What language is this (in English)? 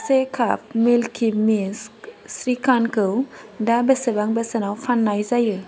Bodo